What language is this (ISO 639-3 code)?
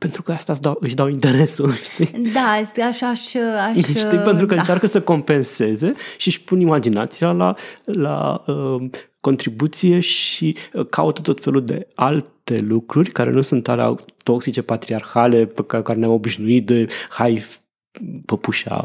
ron